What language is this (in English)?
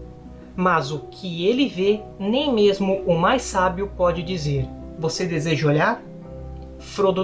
Portuguese